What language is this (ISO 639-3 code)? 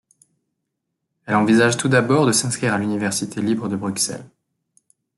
fra